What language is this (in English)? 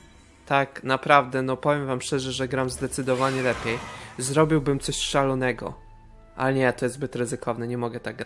Polish